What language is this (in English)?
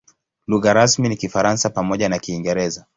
Swahili